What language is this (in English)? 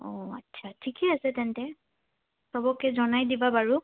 Assamese